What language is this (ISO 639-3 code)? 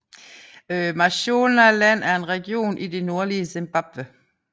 dan